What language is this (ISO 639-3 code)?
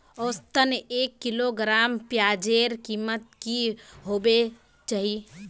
mag